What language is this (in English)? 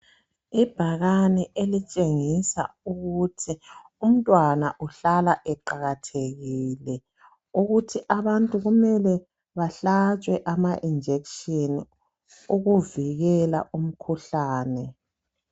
North Ndebele